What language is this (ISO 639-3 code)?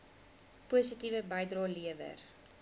afr